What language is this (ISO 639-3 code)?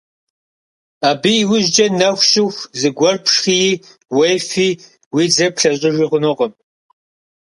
kbd